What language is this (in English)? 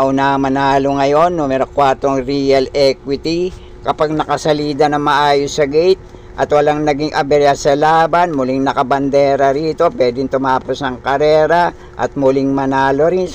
Filipino